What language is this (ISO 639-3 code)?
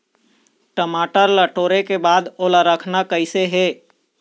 hne